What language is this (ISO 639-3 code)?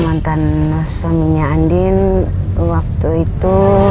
ind